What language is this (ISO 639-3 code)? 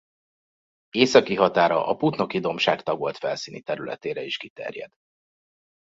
hun